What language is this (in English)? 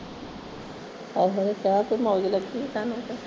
Punjabi